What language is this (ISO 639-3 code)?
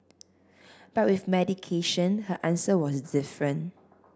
eng